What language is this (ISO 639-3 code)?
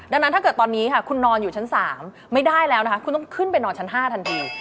tha